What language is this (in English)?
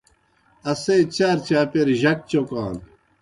Kohistani Shina